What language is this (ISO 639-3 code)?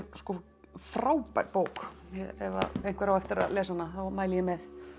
isl